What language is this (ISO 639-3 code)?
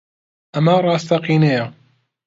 ckb